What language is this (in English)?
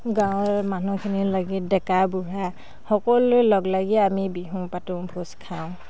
Assamese